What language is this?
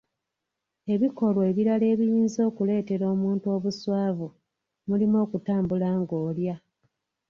Ganda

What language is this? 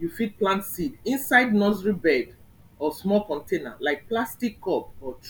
Nigerian Pidgin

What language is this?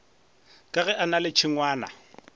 Northern Sotho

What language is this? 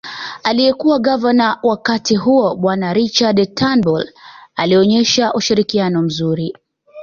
Swahili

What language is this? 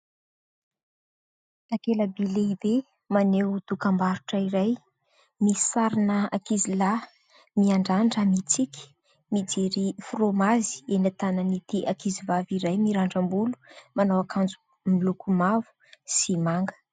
Malagasy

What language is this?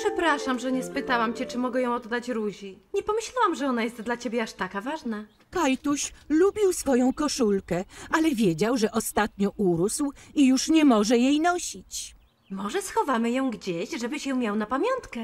Polish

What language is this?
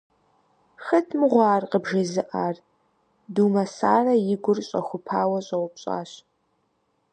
Kabardian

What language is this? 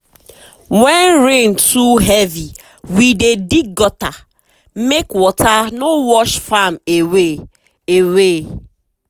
Nigerian Pidgin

